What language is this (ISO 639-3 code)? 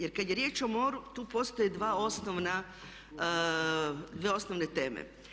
hrv